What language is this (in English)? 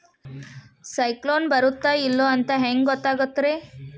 Kannada